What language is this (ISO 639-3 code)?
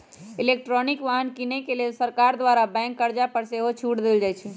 mag